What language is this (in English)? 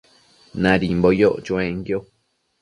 Matsés